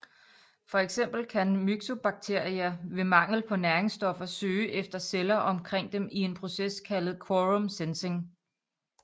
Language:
Danish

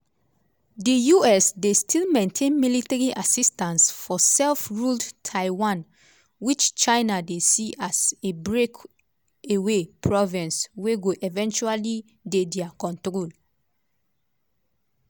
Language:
Nigerian Pidgin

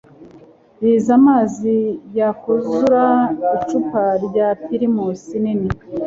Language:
Kinyarwanda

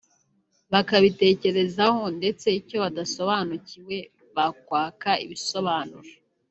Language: Kinyarwanda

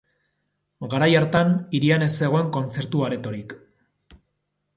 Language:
Basque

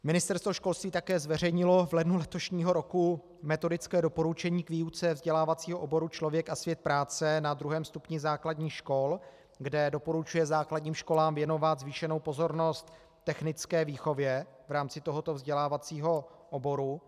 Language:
Czech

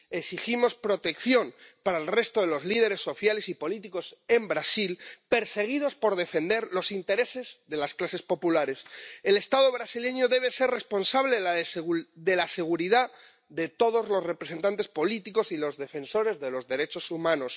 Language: Spanish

